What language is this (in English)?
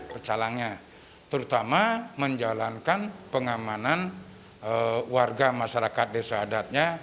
Indonesian